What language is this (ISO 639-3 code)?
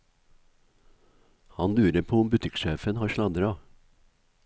nor